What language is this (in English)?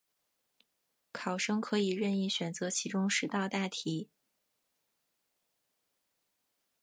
Chinese